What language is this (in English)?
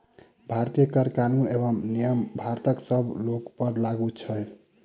Maithili